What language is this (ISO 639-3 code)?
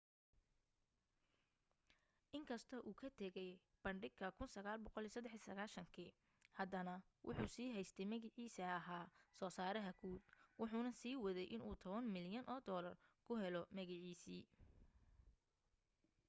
som